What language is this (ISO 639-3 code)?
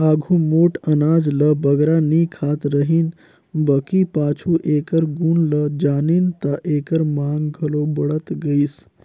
hne